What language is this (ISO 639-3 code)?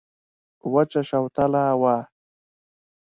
pus